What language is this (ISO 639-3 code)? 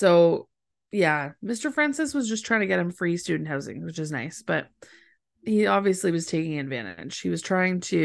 eng